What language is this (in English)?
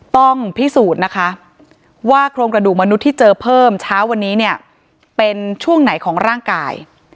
Thai